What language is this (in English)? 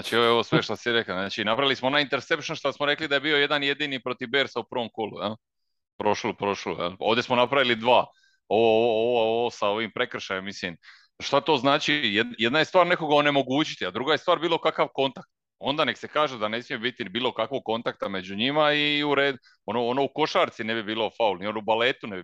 Croatian